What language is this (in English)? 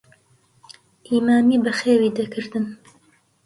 Central Kurdish